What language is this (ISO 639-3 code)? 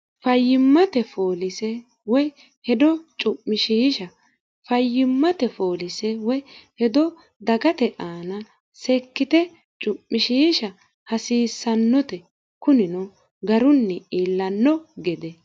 sid